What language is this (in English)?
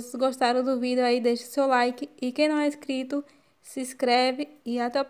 Portuguese